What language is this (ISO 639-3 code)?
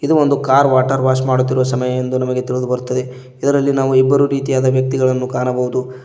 kan